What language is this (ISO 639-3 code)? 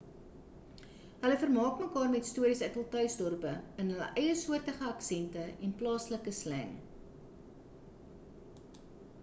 afr